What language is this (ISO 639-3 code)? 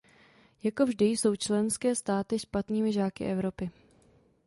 ces